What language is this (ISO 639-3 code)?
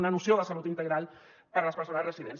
cat